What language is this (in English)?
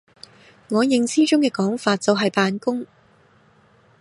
Cantonese